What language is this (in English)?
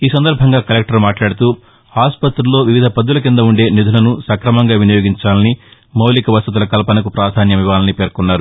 Telugu